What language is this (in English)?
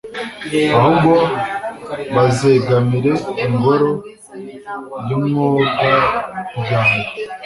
Kinyarwanda